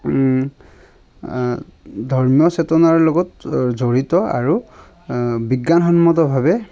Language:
Assamese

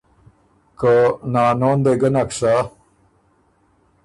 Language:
Ormuri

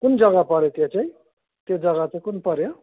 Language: Nepali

